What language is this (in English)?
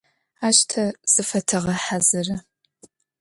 Adyghe